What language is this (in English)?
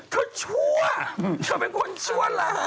Thai